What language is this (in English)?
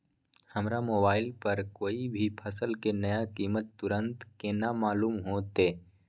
Maithili